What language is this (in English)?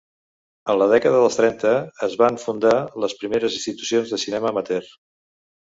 Catalan